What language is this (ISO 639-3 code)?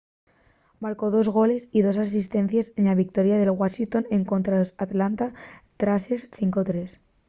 ast